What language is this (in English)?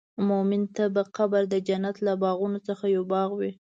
Pashto